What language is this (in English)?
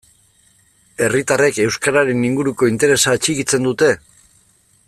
Basque